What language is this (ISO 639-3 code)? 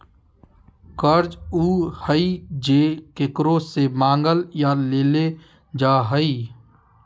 mag